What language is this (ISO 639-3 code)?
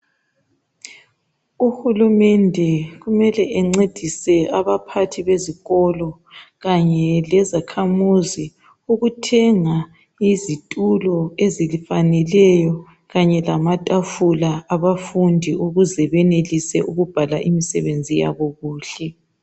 nde